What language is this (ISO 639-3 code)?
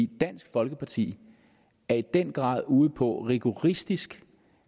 dan